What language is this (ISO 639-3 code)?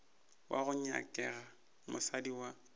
nso